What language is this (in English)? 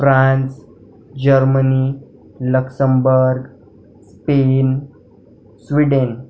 Marathi